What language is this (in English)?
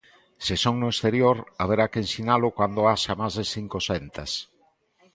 Galician